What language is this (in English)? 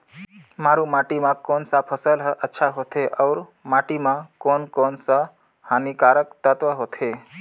Chhattisgarhi